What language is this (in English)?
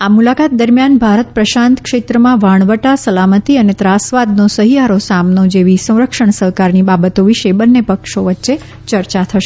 Gujarati